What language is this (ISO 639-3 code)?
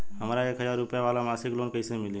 bho